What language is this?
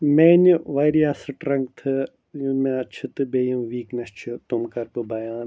Kashmiri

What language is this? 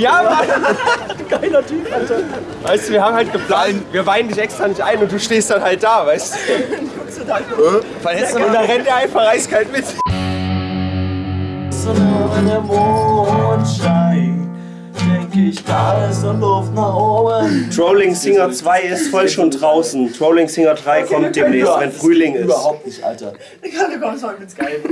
German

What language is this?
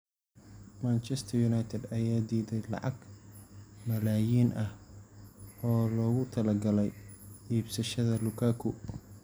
Somali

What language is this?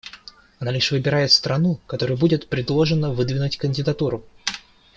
Russian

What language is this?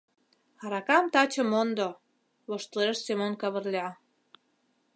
Mari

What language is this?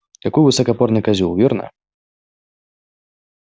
Russian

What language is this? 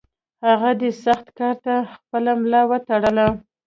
Pashto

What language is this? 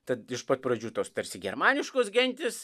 Lithuanian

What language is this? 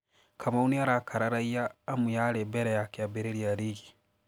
Kikuyu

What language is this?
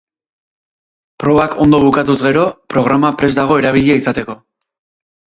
Basque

